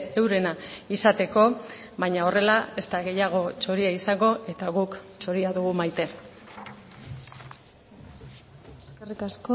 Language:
Basque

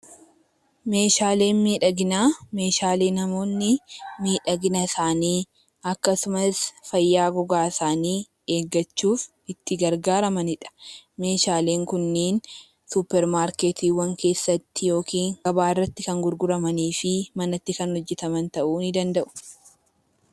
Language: Oromo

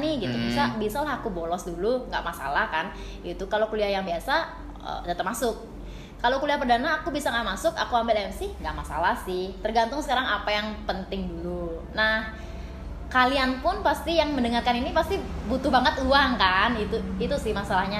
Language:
Indonesian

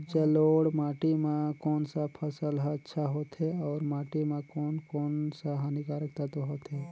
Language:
Chhattisgarhi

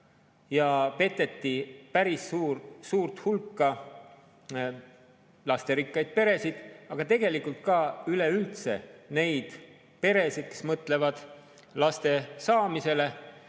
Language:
Estonian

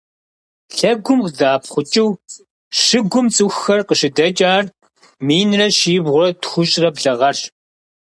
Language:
Kabardian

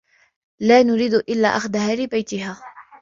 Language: Arabic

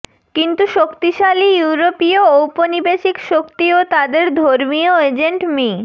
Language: Bangla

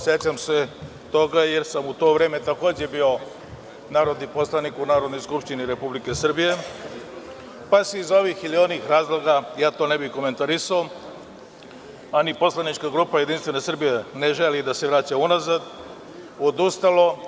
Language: Serbian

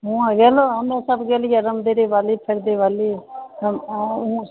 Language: Maithili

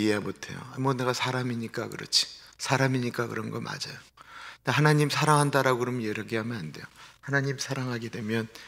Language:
Korean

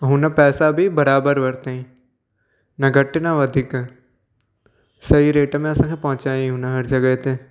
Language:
Sindhi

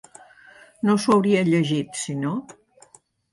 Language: Catalan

